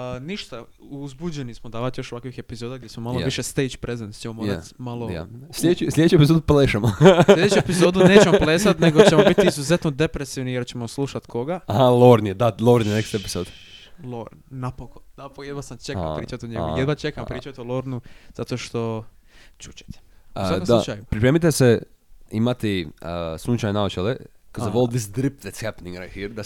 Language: Croatian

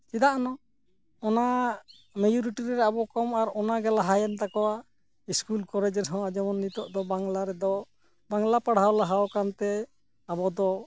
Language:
Santali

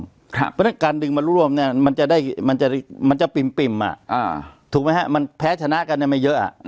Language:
Thai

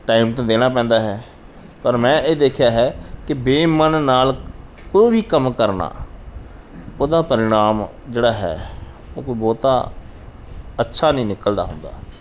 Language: Punjabi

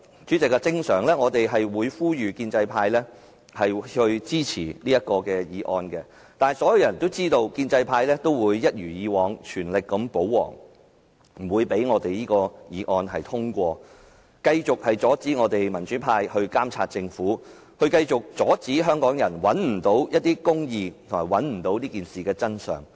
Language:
Cantonese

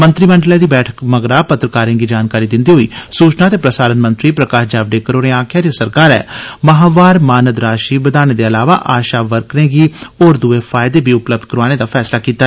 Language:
Dogri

